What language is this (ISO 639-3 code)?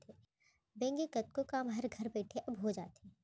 hne